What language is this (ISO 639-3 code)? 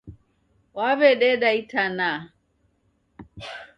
dav